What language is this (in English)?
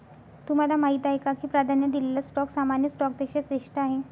Marathi